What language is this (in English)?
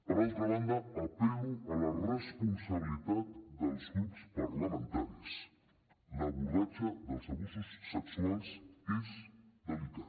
Catalan